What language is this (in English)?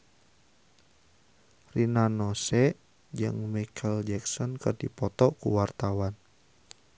Sundanese